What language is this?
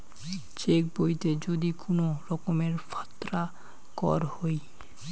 Bangla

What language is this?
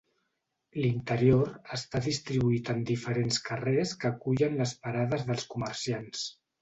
Catalan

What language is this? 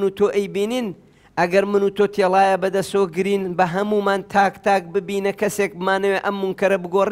Arabic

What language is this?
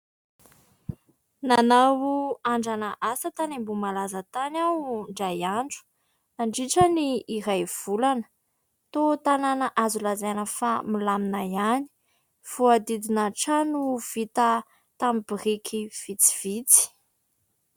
Malagasy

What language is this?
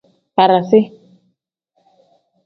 Tem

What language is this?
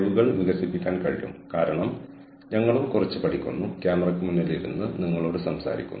Malayalam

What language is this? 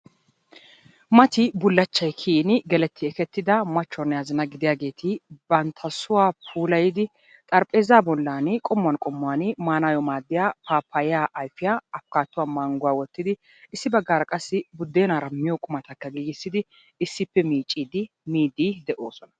Wolaytta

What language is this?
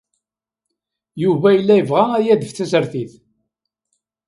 Kabyle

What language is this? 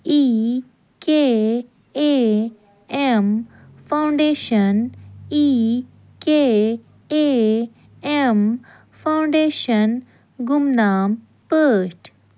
Kashmiri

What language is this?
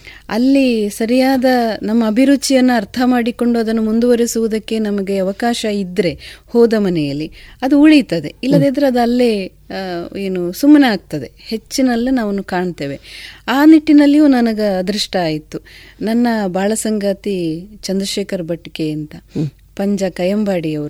Kannada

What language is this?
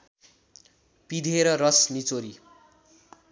Nepali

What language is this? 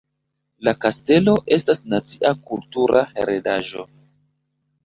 Esperanto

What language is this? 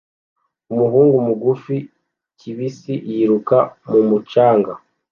Kinyarwanda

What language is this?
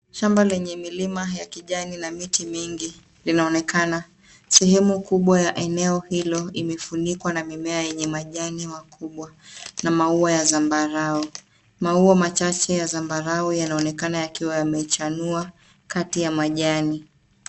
Swahili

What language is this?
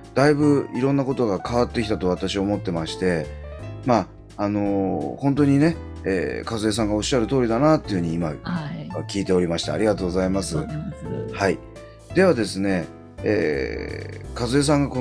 Japanese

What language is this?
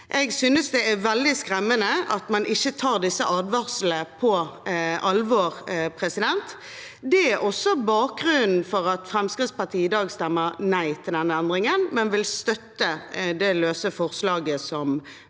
Norwegian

